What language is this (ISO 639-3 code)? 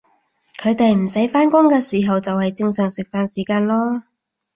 yue